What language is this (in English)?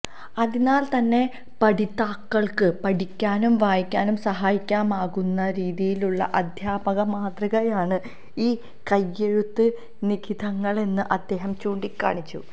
Malayalam